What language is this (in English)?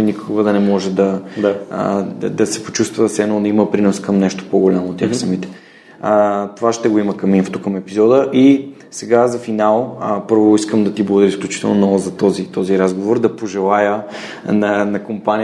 Bulgarian